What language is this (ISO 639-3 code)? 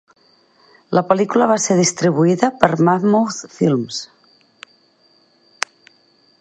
cat